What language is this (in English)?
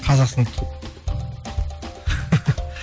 Kazakh